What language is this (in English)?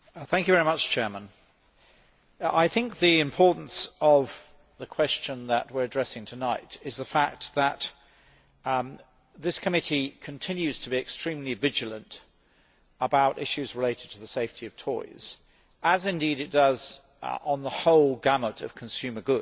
English